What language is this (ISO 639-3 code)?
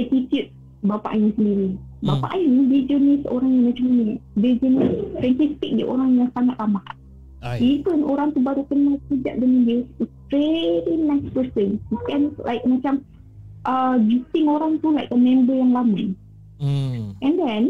msa